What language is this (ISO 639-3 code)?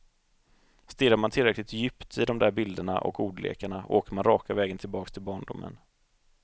swe